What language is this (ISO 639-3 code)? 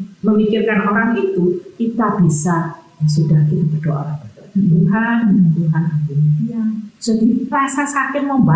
ind